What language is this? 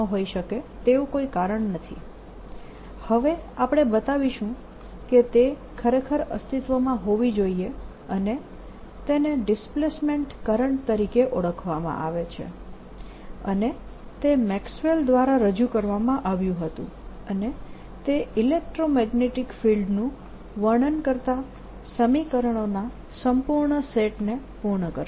Gujarati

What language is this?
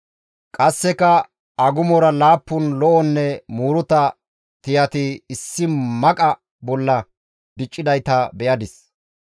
Gamo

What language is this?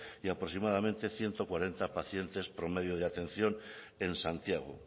Spanish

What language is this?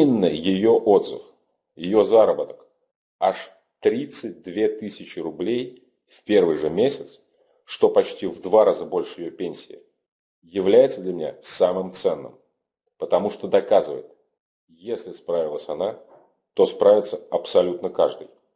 Russian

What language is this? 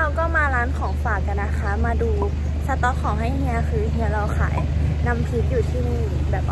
Thai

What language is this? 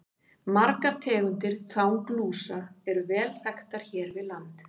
Icelandic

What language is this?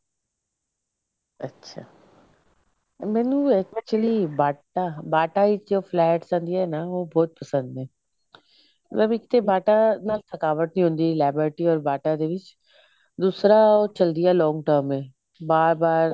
Punjabi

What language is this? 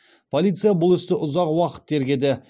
Kazakh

